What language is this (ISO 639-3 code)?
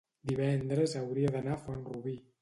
cat